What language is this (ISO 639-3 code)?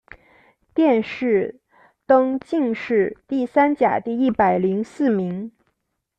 zho